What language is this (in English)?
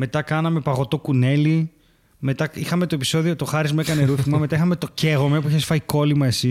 Greek